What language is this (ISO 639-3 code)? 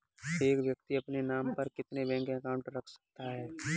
hin